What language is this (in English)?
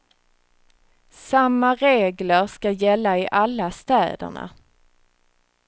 Swedish